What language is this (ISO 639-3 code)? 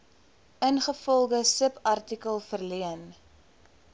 afr